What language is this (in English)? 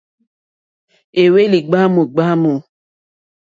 Mokpwe